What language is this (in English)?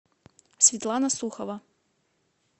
Russian